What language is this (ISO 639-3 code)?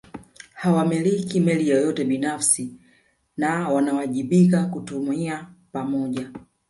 swa